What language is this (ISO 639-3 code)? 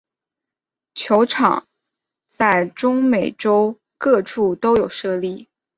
zho